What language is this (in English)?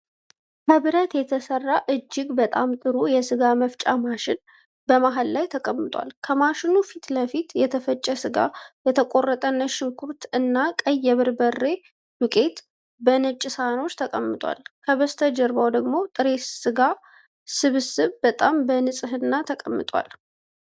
Amharic